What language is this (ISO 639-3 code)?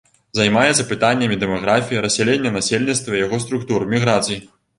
bel